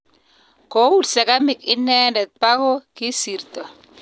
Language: Kalenjin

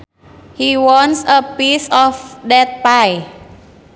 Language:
Sundanese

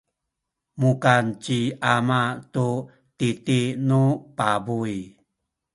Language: Sakizaya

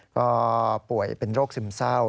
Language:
Thai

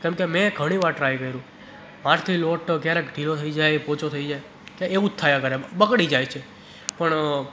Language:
Gujarati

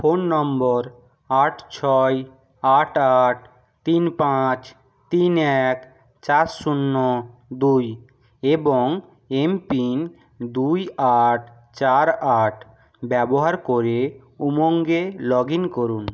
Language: Bangla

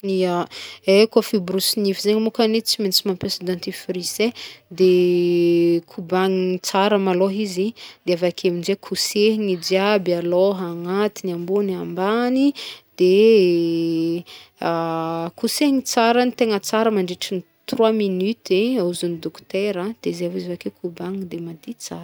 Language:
Northern Betsimisaraka Malagasy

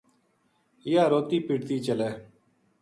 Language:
Gujari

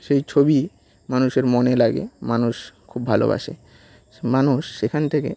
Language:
Bangla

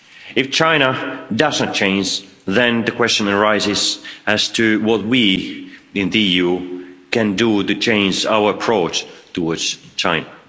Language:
English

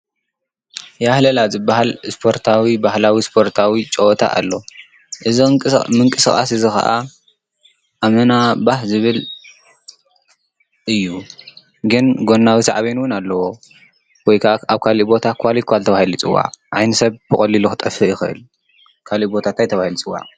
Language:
Tigrinya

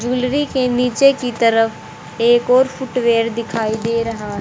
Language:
Hindi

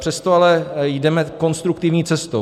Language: Czech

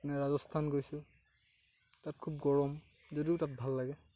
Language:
Assamese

